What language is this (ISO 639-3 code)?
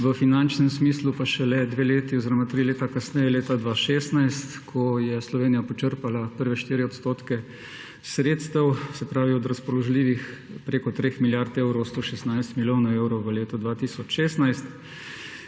slv